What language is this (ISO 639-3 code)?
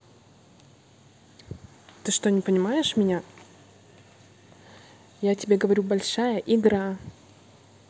rus